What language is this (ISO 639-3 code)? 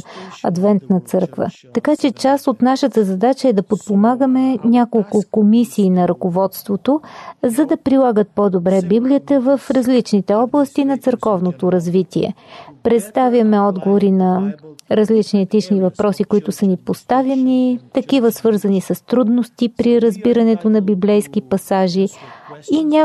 bul